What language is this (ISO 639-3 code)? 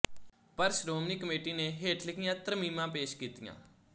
pan